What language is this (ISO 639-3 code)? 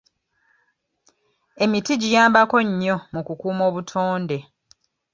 lug